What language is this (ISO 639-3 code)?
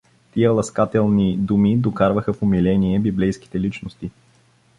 bul